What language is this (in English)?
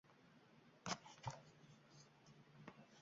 Uzbek